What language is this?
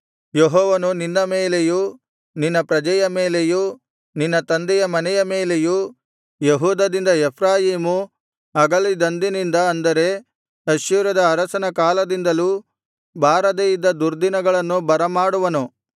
Kannada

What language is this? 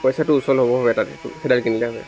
Assamese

